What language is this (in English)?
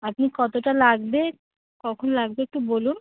Bangla